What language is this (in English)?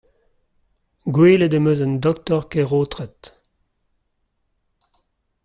Breton